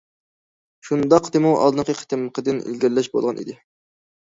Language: Uyghur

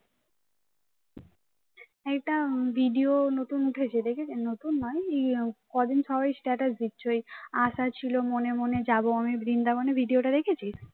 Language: Bangla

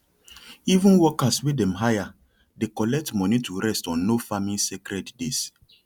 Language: Nigerian Pidgin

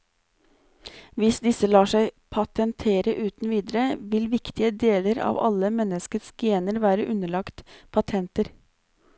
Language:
Norwegian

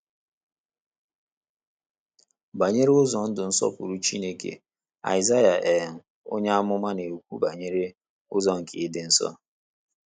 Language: Igbo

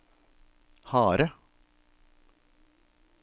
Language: Norwegian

